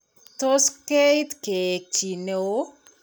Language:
Kalenjin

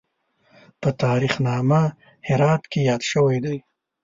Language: Pashto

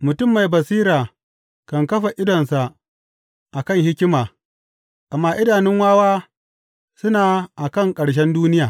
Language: Hausa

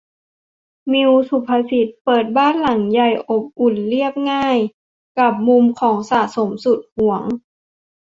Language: Thai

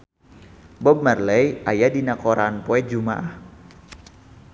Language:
Sundanese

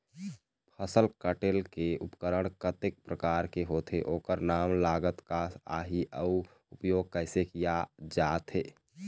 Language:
Chhattisgarhi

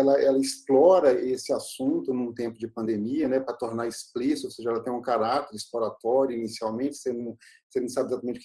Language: Portuguese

